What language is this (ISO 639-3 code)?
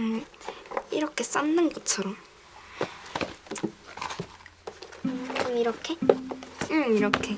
kor